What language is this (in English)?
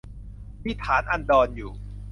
Thai